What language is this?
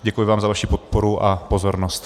Czech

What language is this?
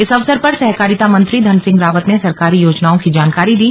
Hindi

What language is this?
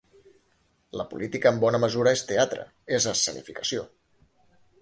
Catalan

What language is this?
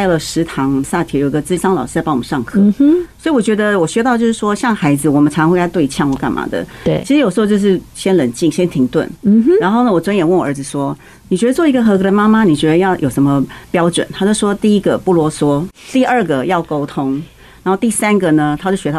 Chinese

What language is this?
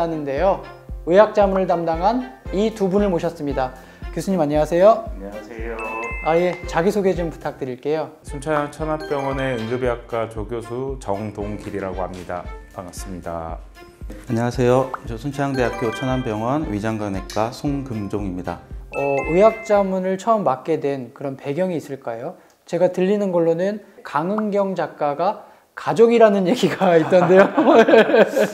Korean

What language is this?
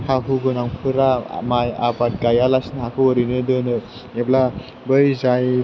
Bodo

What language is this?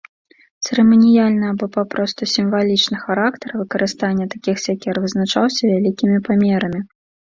Belarusian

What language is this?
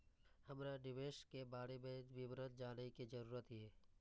Maithili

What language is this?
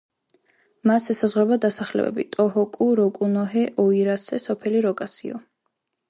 Georgian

